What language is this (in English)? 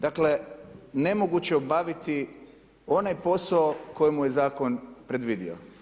Croatian